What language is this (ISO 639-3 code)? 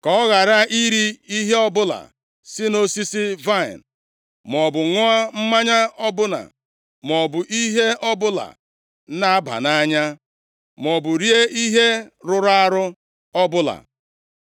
ibo